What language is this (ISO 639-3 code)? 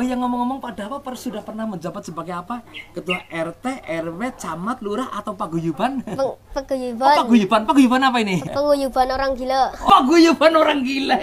ind